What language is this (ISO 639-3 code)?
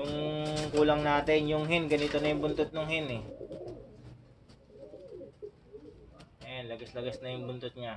fil